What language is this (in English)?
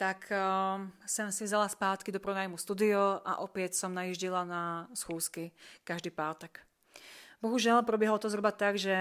Czech